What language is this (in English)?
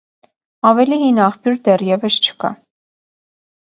Armenian